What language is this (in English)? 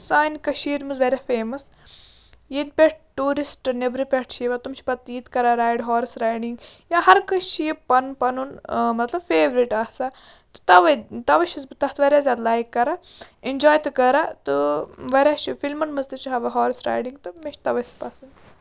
Kashmiri